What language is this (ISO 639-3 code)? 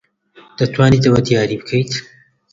ckb